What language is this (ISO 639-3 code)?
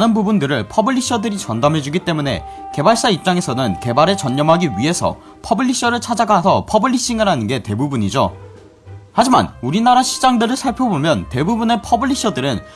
kor